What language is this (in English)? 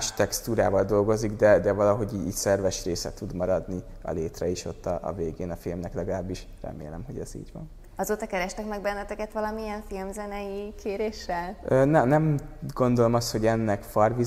Hungarian